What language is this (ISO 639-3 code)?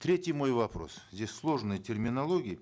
kaz